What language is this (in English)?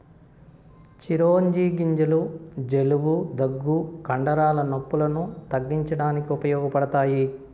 Telugu